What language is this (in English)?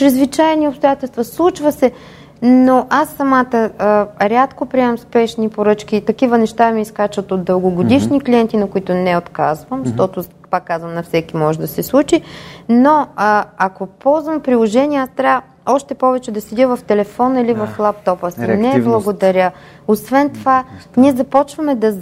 Bulgarian